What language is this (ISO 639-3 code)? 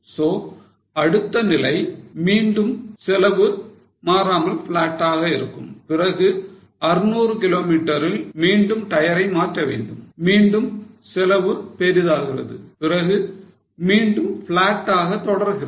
tam